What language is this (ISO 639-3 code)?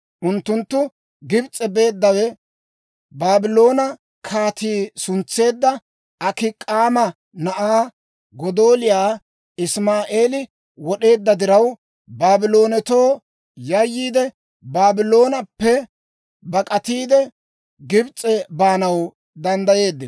dwr